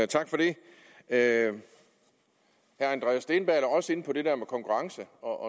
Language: Danish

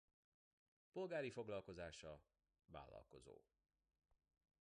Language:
Hungarian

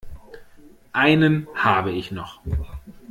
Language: German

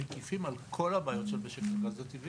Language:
Hebrew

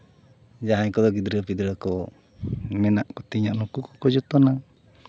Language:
Santali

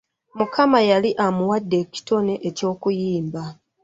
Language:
Ganda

